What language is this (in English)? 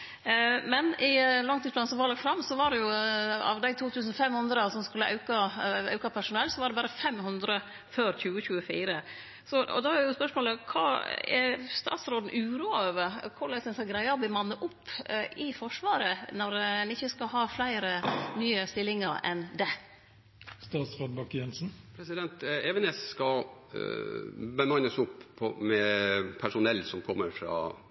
Norwegian